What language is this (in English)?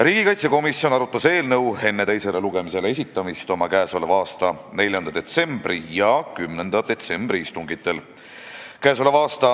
Estonian